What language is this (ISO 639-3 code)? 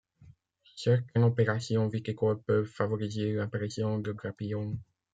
fra